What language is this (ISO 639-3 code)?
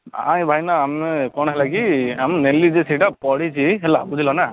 ori